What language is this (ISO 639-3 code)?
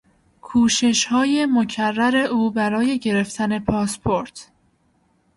fas